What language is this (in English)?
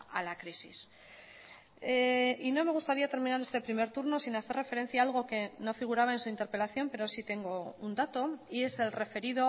Spanish